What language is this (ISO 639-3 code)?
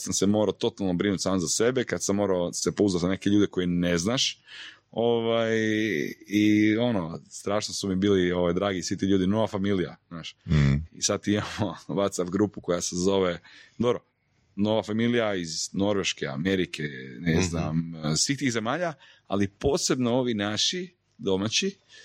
hrv